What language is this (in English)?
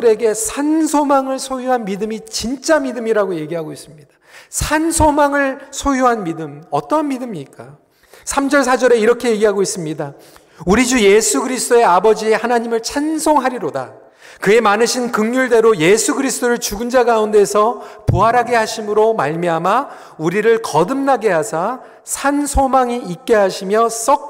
Korean